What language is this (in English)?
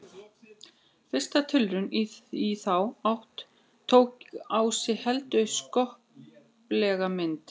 Icelandic